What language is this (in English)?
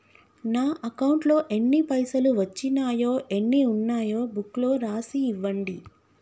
Telugu